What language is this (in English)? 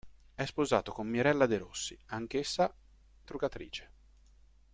Italian